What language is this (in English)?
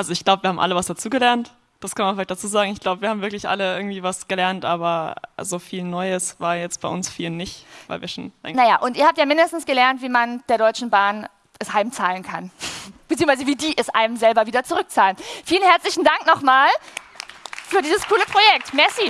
German